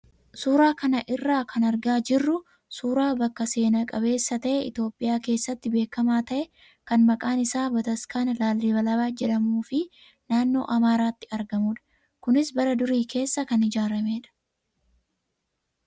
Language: Oromo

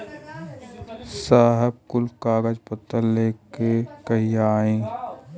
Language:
Bhojpuri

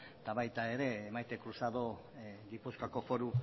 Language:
Basque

